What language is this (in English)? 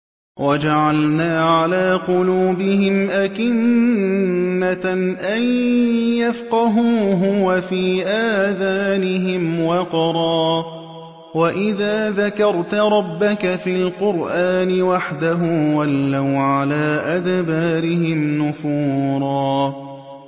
Arabic